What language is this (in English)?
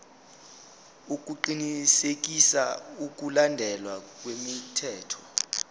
Zulu